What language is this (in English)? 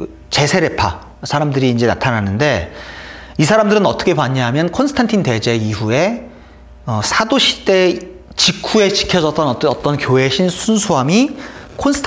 Korean